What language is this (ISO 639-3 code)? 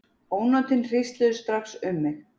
isl